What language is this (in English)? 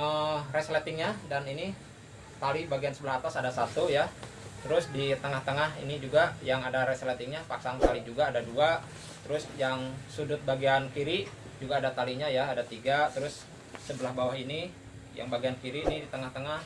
Indonesian